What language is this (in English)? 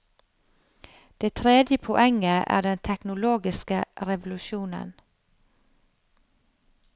Norwegian